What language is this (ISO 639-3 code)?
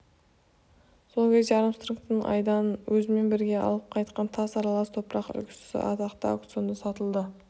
kaz